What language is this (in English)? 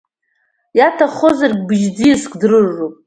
Abkhazian